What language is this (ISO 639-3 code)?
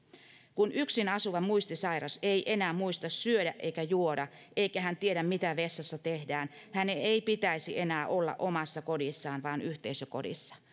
fin